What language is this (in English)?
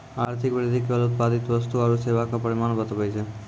Maithili